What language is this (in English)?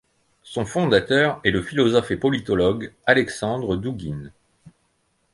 French